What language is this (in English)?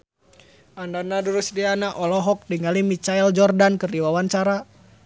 Sundanese